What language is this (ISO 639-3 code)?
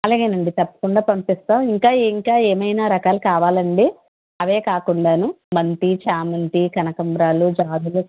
tel